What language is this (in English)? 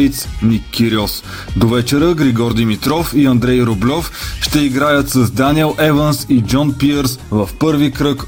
Bulgarian